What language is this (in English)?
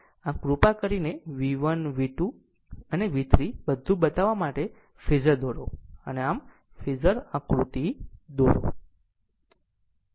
Gujarati